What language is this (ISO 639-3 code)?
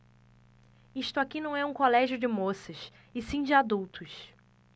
por